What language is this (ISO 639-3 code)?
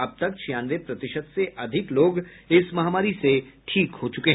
hin